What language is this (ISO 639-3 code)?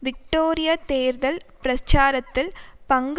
tam